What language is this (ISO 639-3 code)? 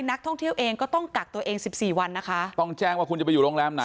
tha